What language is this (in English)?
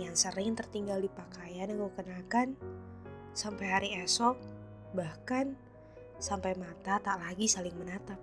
Indonesian